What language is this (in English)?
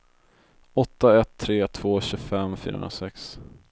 Swedish